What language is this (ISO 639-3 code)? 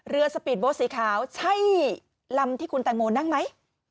tha